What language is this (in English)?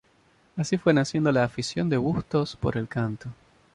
Spanish